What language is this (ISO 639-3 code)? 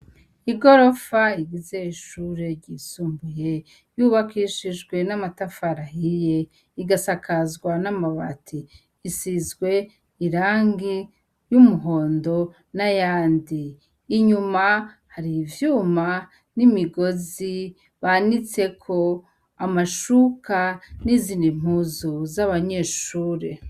run